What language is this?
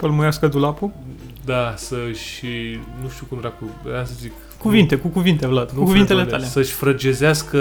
Romanian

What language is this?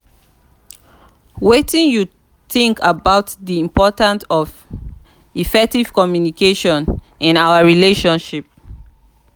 Nigerian Pidgin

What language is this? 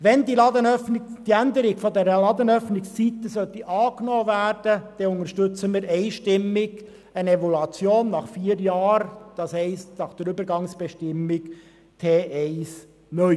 Swiss German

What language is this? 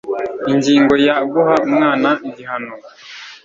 Kinyarwanda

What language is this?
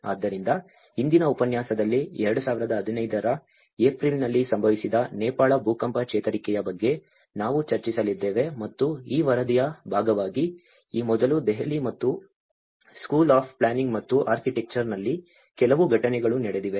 Kannada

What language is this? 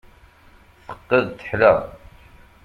Kabyle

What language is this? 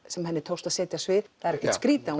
Icelandic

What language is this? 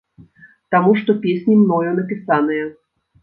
Belarusian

